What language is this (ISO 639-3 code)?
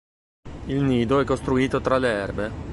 ita